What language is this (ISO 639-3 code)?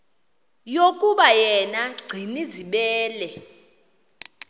xho